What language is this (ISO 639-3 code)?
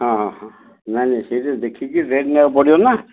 ori